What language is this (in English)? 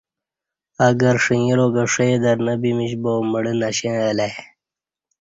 Kati